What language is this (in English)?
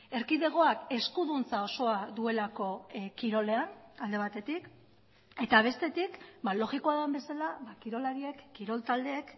Basque